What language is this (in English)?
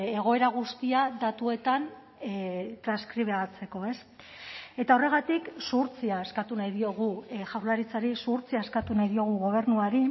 Basque